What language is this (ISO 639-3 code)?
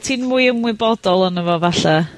cym